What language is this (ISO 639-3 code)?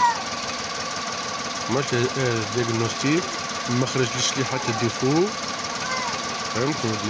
ara